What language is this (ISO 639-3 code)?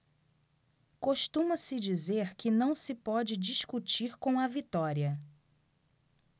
por